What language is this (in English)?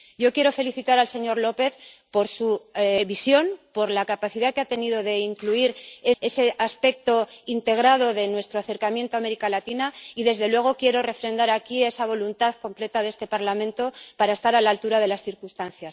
Spanish